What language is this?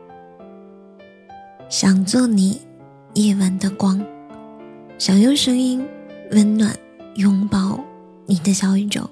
Chinese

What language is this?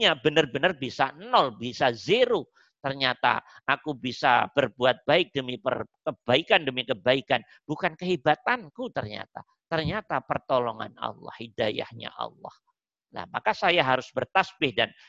Indonesian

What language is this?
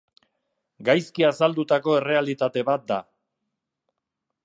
Basque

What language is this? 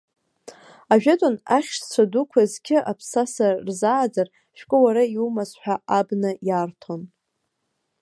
Abkhazian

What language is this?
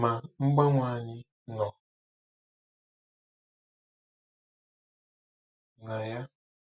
Igbo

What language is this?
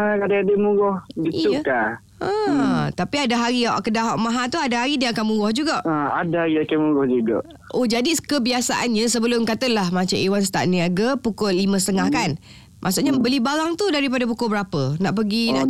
Malay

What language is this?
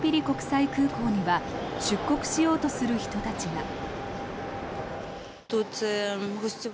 Japanese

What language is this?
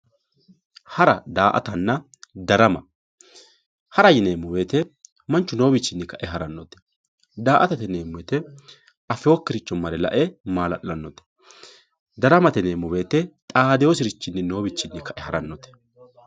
Sidamo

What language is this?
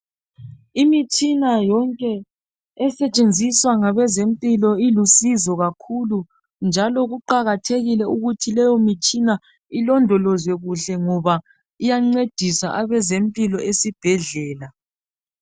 North Ndebele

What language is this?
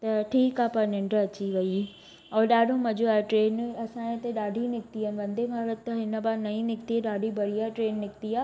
Sindhi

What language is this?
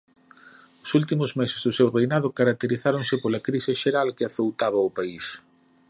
Galician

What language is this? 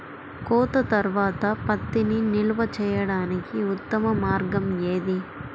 Telugu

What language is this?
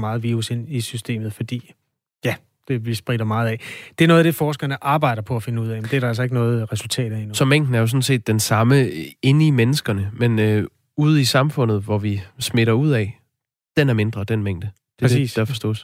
Danish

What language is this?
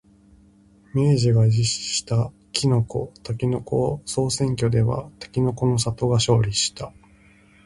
Japanese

